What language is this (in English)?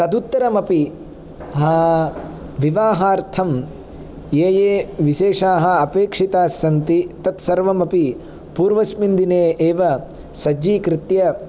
Sanskrit